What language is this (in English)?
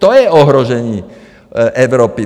Czech